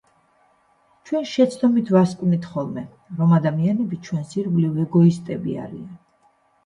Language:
Georgian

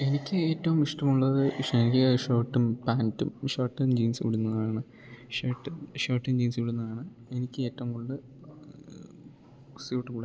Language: Malayalam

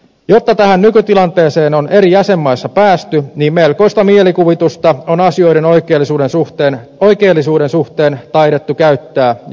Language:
Finnish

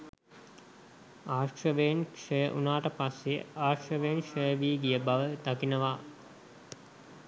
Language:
Sinhala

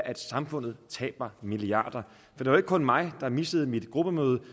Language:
Danish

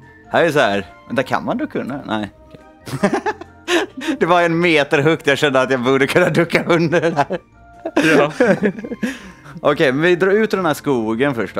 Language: Swedish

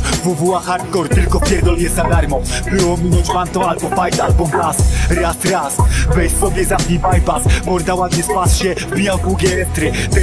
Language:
Polish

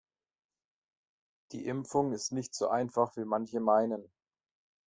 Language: German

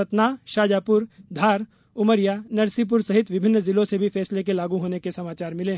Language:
Hindi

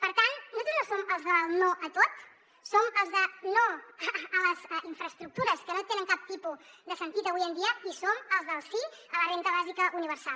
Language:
Catalan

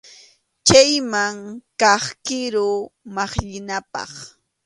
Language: Arequipa-La Unión Quechua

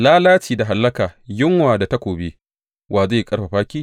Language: Hausa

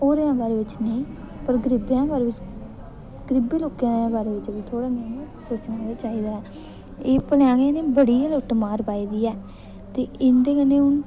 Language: Dogri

